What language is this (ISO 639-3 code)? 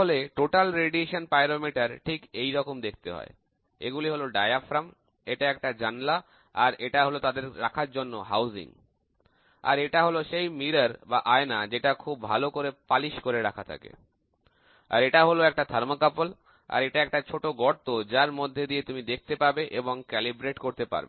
ben